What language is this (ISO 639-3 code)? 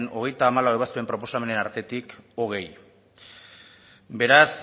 eus